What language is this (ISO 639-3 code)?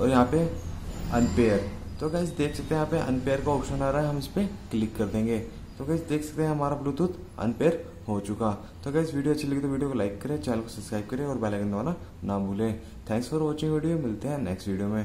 hin